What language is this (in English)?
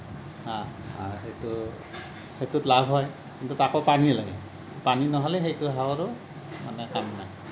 Assamese